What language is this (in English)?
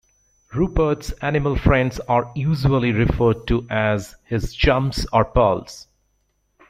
English